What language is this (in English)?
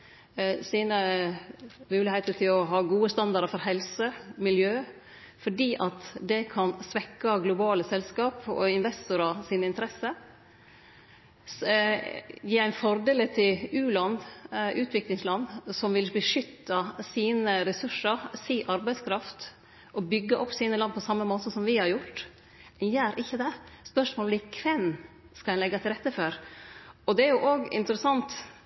Norwegian Nynorsk